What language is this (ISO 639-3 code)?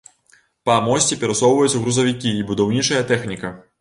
bel